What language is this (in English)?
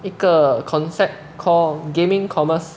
English